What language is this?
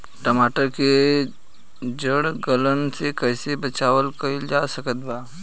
Bhojpuri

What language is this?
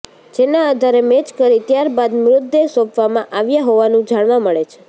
Gujarati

